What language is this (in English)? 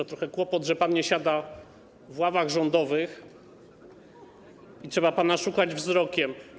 Polish